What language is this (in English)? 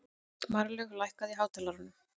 Icelandic